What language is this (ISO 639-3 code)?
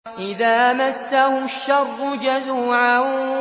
ara